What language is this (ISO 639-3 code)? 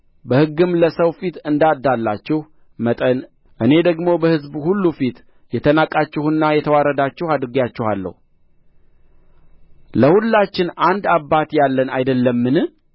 amh